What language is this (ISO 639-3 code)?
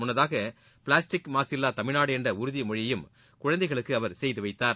tam